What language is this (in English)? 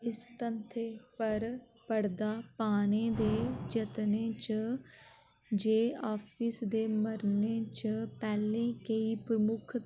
Dogri